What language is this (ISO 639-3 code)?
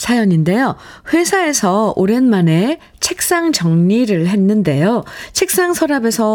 kor